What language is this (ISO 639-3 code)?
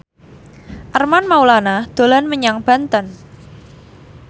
jav